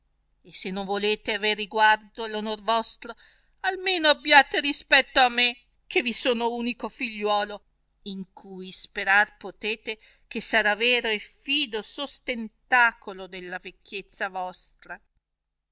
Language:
Italian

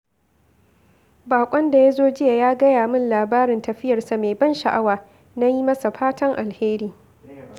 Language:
Hausa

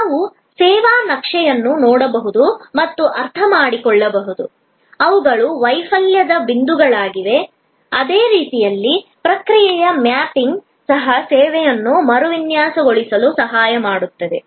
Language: Kannada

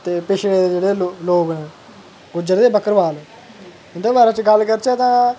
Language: Dogri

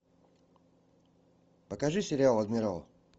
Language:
Russian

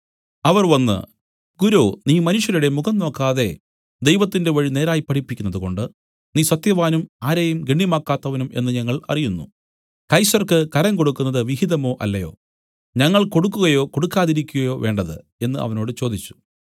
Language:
Malayalam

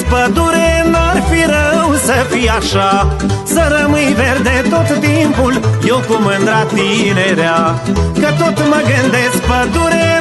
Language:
Romanian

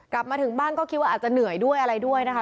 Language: Thai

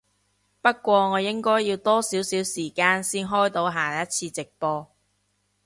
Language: Cantonese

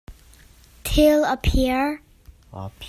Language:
Hakha Chin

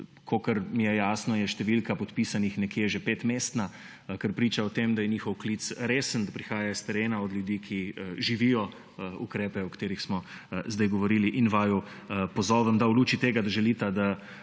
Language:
Slovenian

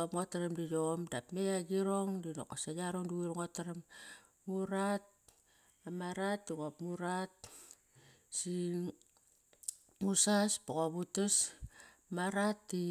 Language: Kairak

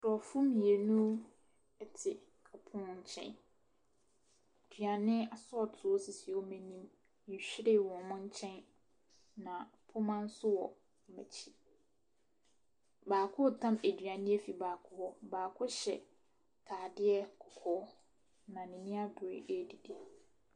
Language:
Akan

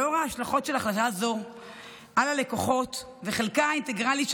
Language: Hebrew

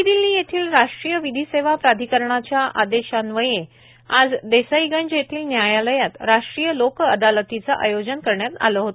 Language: Marathi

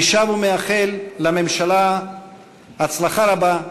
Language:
Hebrew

